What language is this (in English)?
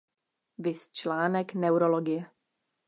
Czech